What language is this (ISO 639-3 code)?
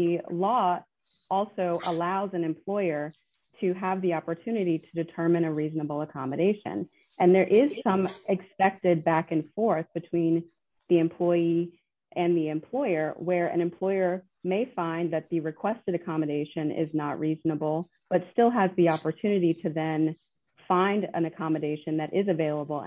eng